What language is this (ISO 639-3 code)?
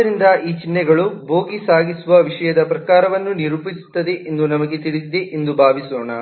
kan